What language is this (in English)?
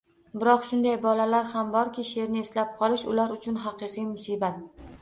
Uzbek